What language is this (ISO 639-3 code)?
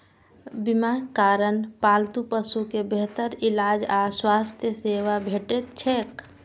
mai